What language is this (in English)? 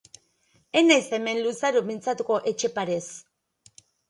Basque